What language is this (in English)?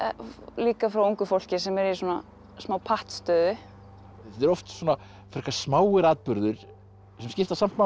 Icelandic